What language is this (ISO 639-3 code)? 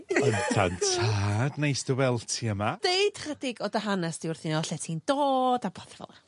cym